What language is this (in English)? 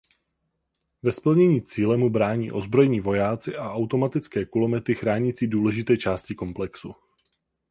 Czech